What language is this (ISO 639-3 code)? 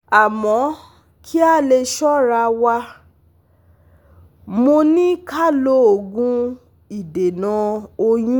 yor